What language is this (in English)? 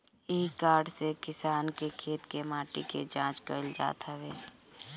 Bhojpuri